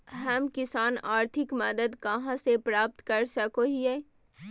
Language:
Magahi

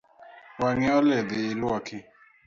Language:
Luo (Kenya and Tanzania)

